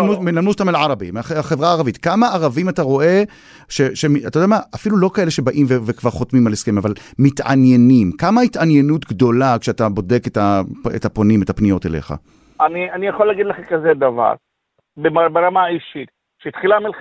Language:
Hebrew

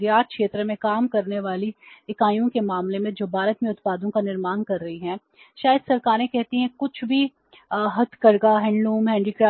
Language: Hindi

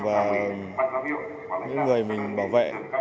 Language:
Vietnamese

